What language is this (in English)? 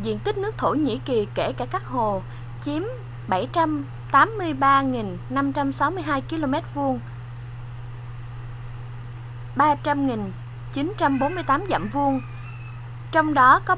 Vietnamese